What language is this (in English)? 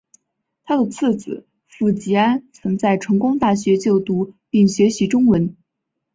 Chinese